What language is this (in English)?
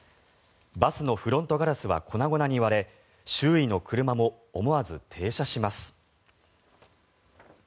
Japanese